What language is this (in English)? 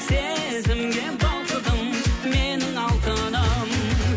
Kazakh